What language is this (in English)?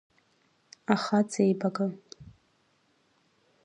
Abkhazian